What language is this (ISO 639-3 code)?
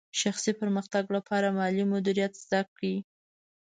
pus